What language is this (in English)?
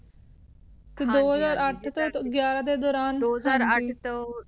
Punjabi